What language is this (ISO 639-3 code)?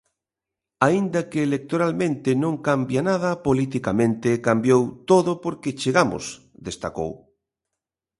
glg